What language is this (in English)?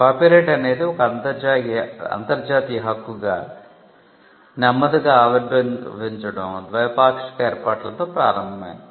Telugu